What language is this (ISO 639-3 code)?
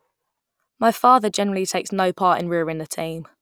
eng